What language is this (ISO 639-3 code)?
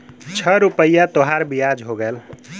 bho